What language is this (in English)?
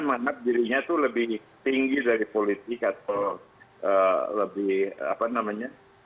Indonesian